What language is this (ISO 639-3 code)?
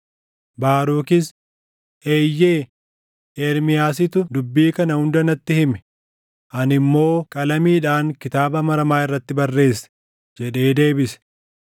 orm